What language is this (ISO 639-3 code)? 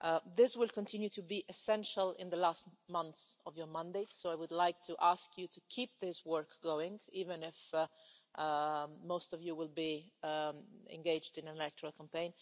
eng